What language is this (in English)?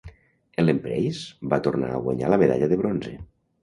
Catalan